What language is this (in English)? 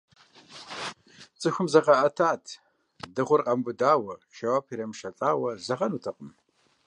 Kabardian